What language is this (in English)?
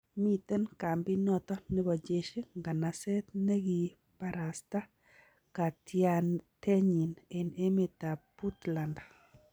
Kalenjin